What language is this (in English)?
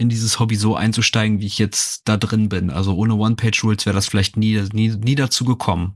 German